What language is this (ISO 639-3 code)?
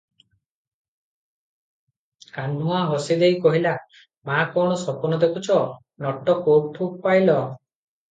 ori